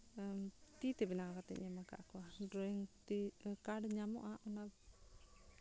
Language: Santali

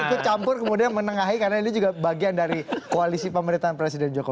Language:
Indonesian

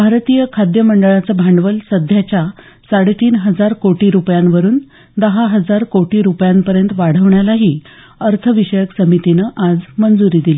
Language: Marathi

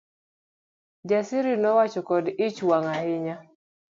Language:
Luo (Kenya and Tanzania)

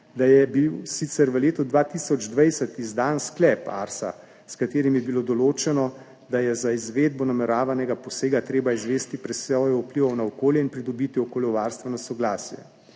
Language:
Slovenian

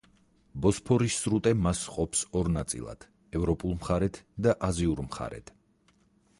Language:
Georgian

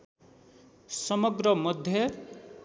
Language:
Nepali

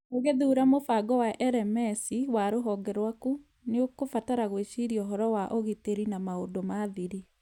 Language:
Kikuyu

